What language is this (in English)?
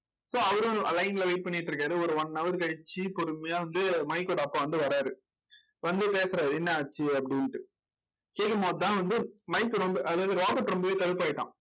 Tamil